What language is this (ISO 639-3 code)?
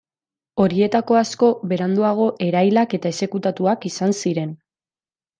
eus